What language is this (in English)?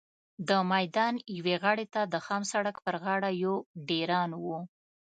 Pashto